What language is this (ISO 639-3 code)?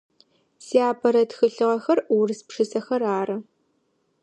ady